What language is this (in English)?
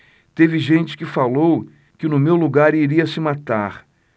Portuguese